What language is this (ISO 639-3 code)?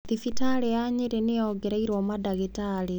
kik